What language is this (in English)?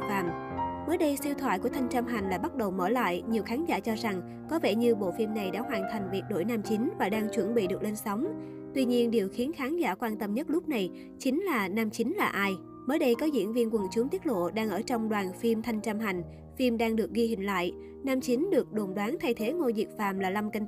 Vietnamese